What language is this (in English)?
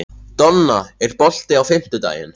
Icelandic